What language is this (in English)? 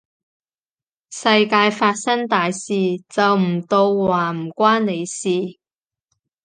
Cantonese